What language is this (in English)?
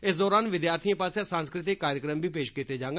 Dogri